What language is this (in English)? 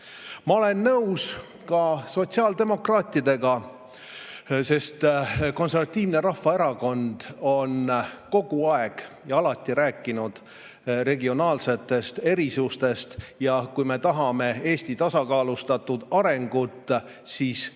Estonian